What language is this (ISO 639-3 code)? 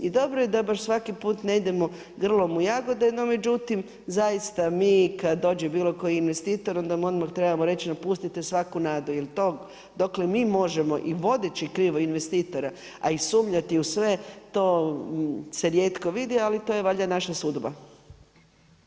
hrv